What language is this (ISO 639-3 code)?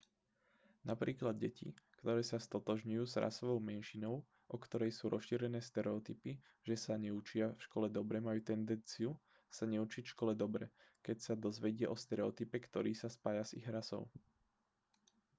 slk